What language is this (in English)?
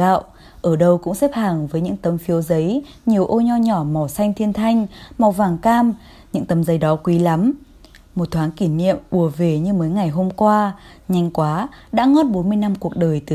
Vietnamese